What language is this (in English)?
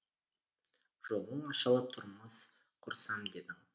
Kazakh